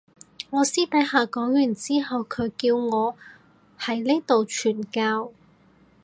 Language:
Cantonese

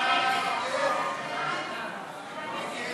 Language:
Hebrew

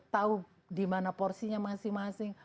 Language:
Indonesian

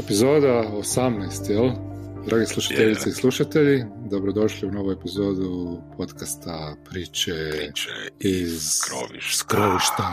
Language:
Croatian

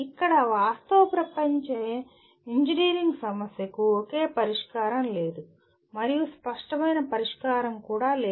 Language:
Telugu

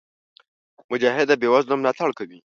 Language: Pashto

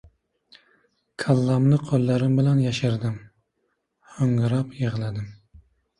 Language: Uzbek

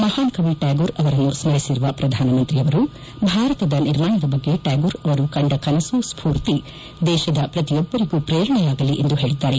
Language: Kannada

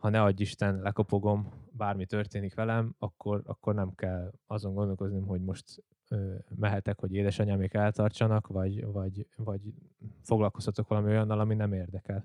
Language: Hungarian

